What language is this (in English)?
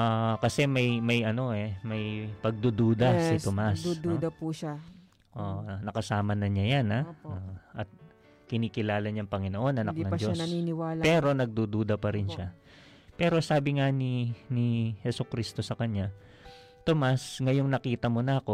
Filipino